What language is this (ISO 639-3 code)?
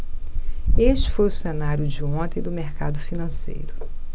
por